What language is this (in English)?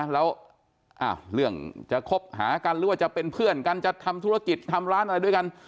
Thai